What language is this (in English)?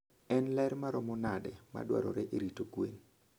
Luo (Kenya and Tanzania)